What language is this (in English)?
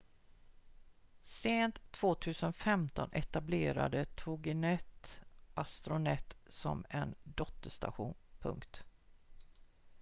Swedish